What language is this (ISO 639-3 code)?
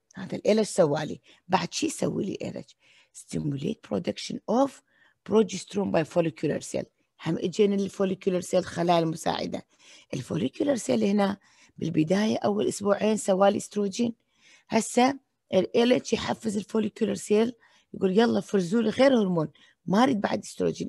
ara